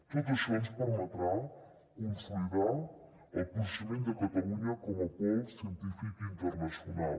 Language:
Catalan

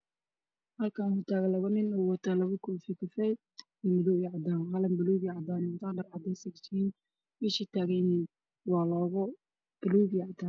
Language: Somali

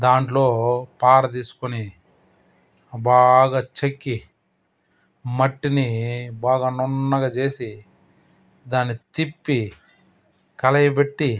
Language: Telugu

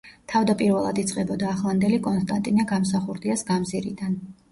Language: Georgian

